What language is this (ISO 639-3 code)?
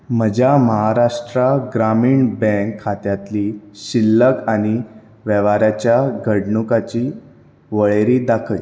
kok